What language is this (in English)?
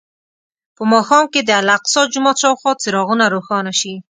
Pashto